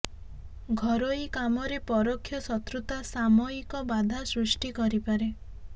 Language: Odia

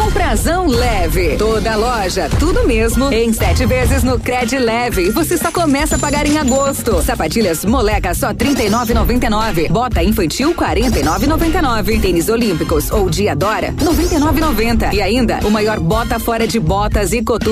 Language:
Portuguese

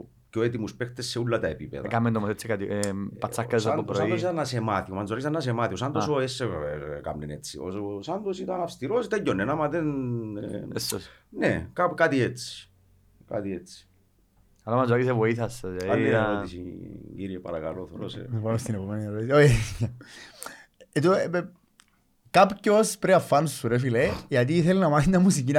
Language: Greek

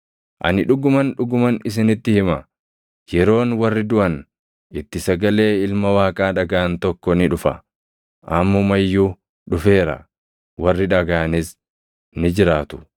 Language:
Oromo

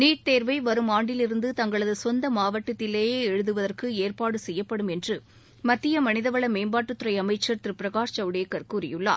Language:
Tamil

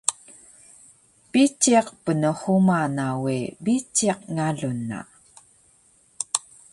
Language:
Taroko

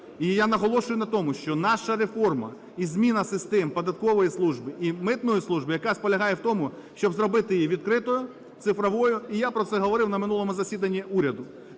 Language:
Ukrainian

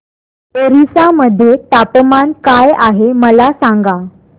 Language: Marathi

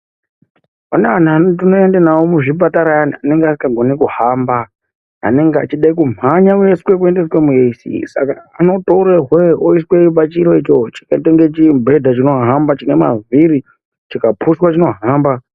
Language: Ndau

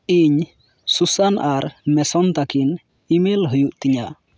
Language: Santali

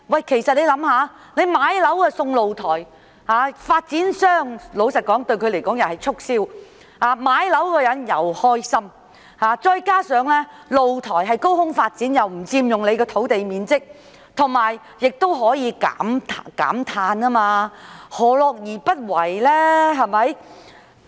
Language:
Cantonese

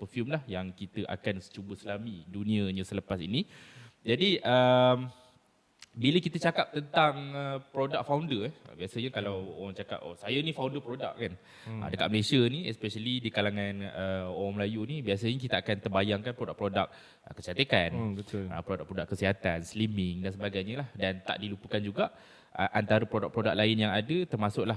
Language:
Malay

